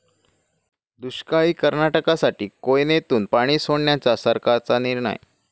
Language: Marathi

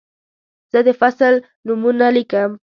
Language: Pashto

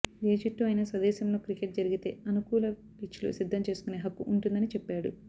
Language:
Telugu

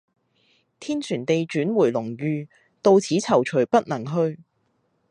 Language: Cantonese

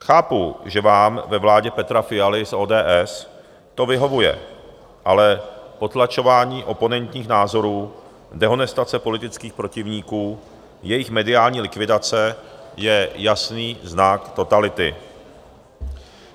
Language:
Czech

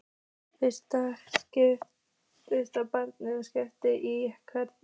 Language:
Icelandic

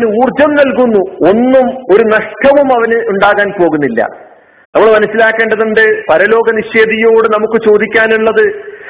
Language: Malayalam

